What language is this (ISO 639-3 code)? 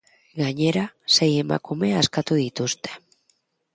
eus